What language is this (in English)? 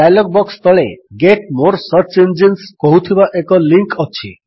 Odia